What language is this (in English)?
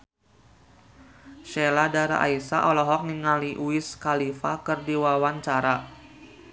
Sundanese